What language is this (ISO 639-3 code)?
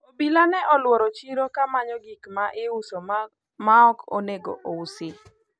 luo